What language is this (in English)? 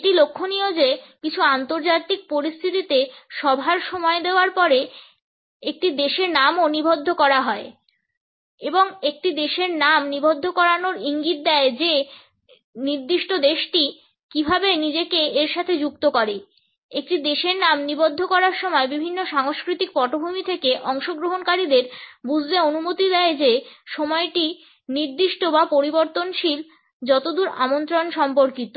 Bangla